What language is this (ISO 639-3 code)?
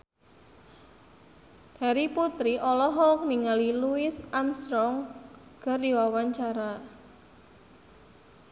sun